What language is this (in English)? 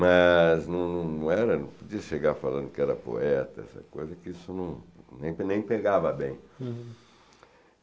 Portuguese